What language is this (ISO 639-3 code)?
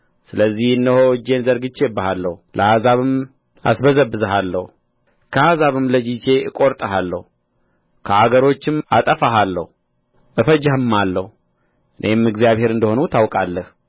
amh